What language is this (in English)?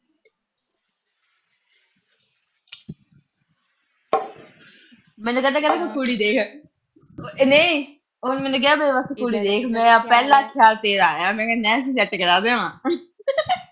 Punjabi